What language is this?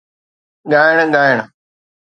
Sindhi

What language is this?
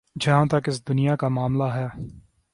Urdu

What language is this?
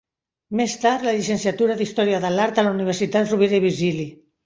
Catalan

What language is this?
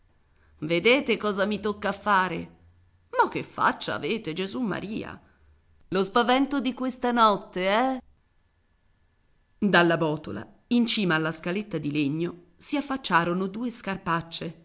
Italian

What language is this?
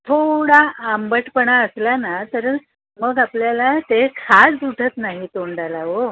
Marathi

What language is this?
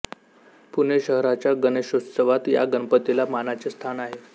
Marathi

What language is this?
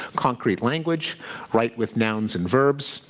English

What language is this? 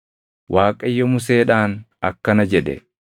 Oromo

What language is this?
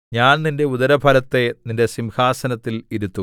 Malayalam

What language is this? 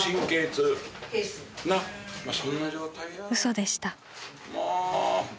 Japanese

